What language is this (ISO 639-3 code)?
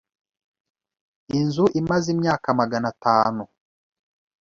kin